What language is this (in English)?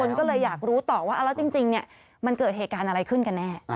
Thai